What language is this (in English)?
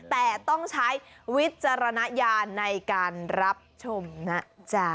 Thai